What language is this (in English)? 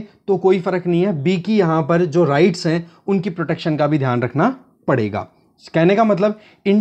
Hindi